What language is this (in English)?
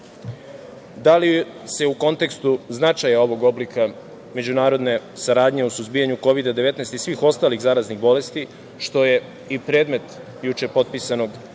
Serbian